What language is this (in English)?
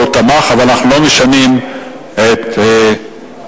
Hebrew